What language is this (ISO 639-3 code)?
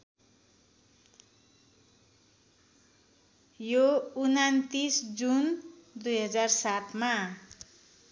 nep